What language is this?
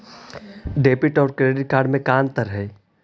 Magahi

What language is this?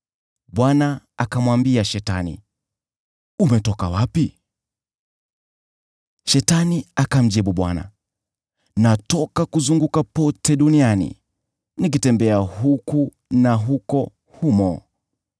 Swahili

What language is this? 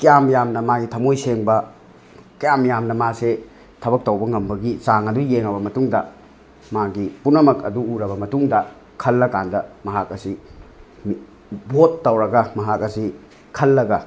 Manipuri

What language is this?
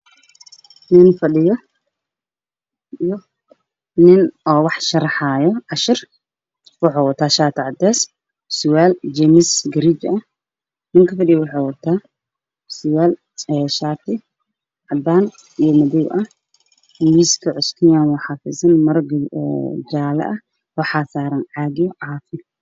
Somali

